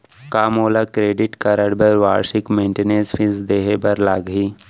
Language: Chhattisgarhi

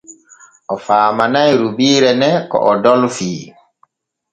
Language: Borgu Fulfulde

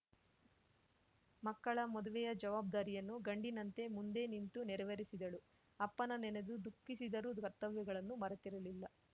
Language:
Kannada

